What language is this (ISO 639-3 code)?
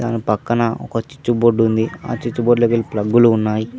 tel